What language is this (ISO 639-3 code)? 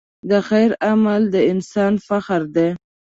pus